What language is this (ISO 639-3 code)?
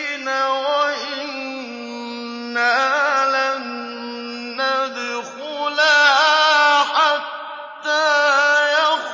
ara